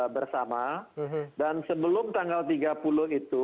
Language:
Indonesian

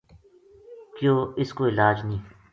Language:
Gujari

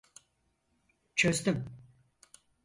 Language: Turkish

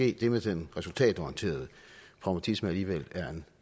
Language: Danish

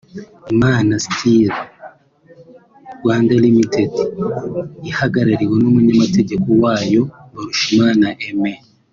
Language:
Kinyarwanda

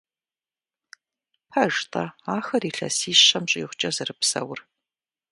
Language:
Kabardian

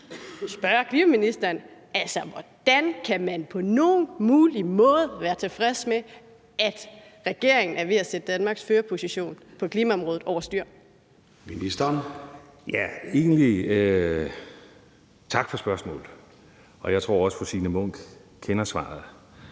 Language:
Danish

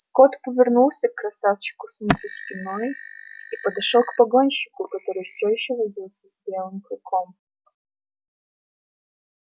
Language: Russian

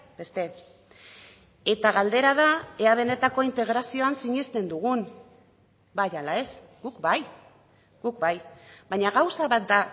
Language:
Basque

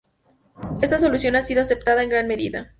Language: Spanish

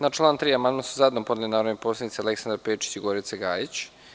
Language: Serbian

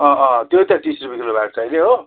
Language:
Nepali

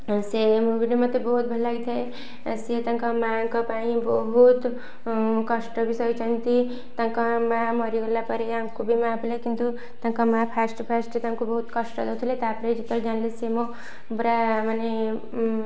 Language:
Odia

